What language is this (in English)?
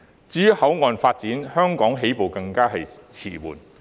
Cantonese